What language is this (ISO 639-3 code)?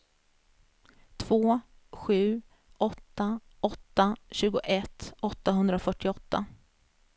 swe